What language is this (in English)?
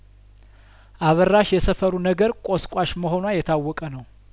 Amharic